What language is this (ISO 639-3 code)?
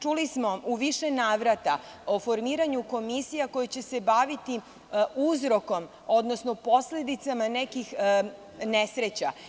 srp